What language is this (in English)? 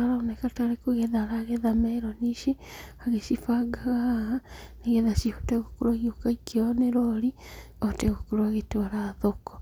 Kikuyu